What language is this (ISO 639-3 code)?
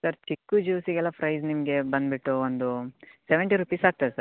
kan